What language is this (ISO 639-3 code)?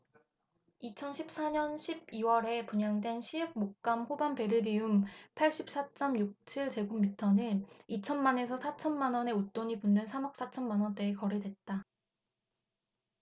kor